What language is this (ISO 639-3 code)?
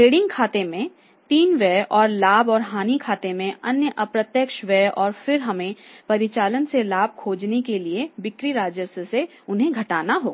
hin